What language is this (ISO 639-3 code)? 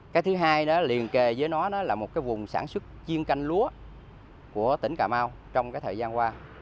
vie